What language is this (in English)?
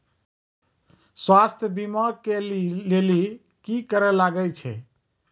Maithili